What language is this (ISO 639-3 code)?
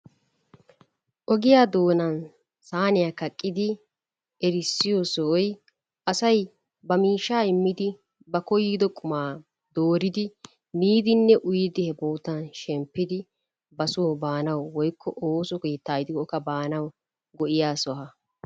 wal